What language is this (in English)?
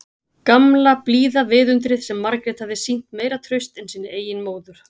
Icelandic